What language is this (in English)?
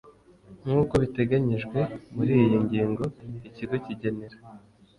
Kinyarwanda